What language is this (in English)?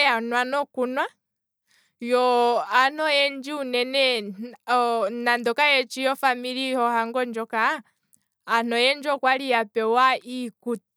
Kwambi